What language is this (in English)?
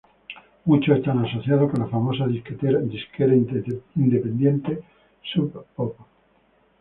Spanish